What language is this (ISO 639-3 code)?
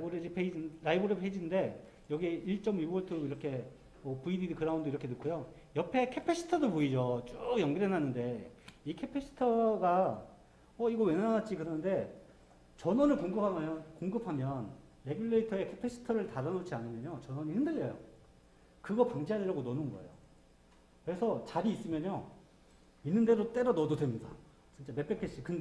kor